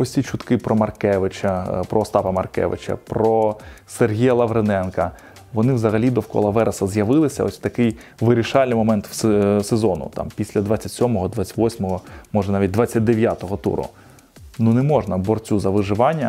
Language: Ukrainian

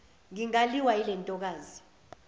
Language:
Zulu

